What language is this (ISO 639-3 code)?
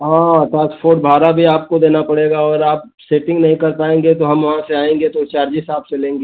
hin